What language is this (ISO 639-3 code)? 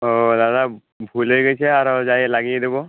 ben